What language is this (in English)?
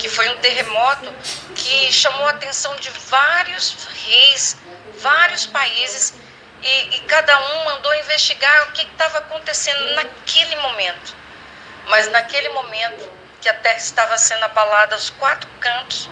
Portuguese